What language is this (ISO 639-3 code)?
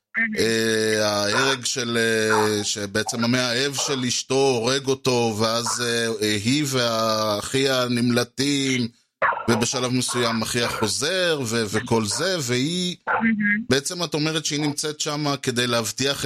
heb